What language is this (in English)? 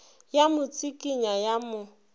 Northern Sotho